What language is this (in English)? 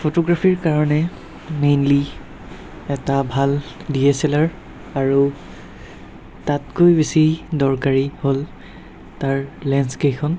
Assamese